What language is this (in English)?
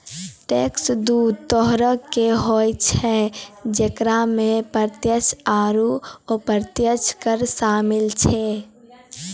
Maithili